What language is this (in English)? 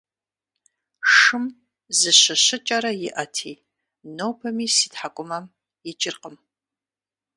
Kabardian